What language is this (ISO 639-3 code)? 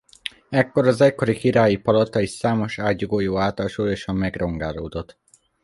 hun